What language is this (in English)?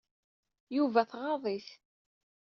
Kabyle